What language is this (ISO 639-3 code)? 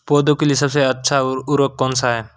hin